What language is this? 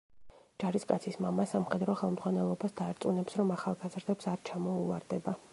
Georgian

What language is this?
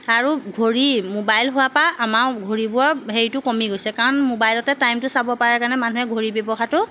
Assamese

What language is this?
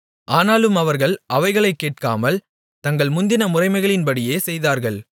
Tamil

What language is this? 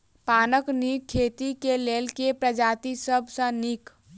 Maithili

